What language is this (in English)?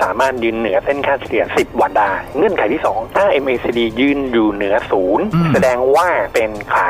Thai